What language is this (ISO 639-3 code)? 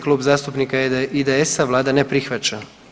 hrv